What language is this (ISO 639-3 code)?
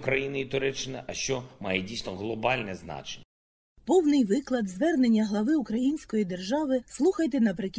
ukr